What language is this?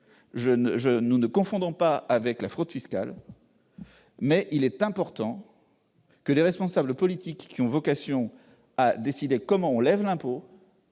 French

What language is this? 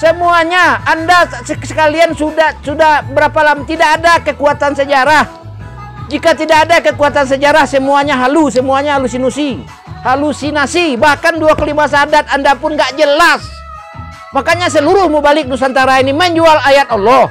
Indonesian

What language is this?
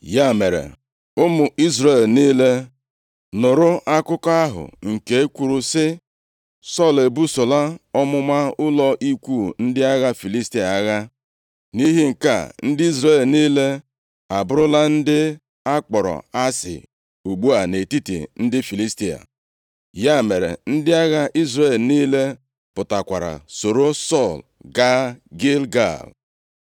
Igbo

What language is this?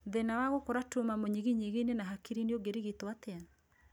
Kikuyu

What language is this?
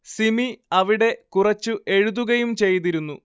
Malayalam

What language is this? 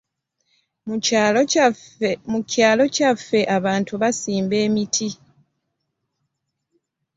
Ganda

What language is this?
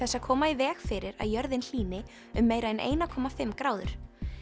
Icelandic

